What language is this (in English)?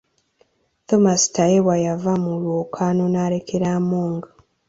Ganda